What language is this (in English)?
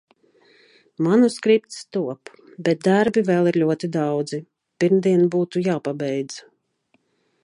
Latvian